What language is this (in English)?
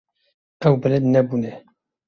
Kurdish